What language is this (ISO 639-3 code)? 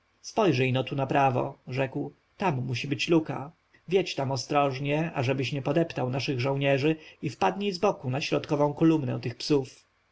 pol